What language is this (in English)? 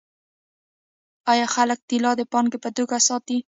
Pashto